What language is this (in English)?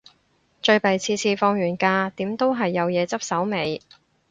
Cantonese